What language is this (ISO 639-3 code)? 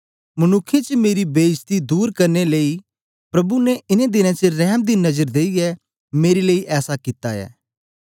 doi